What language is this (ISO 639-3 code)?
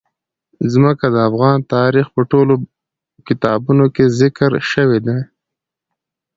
pus